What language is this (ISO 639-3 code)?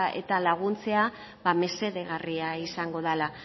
eus